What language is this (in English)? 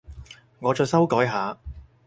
Cantonese